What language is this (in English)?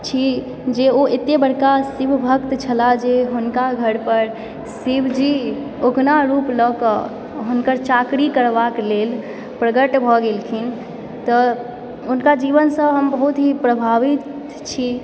Maithili